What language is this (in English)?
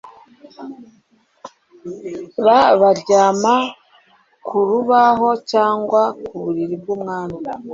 Kinyarwanda